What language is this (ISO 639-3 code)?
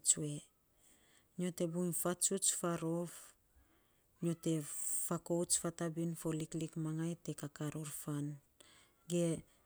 sps